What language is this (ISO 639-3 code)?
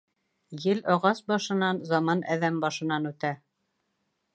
bak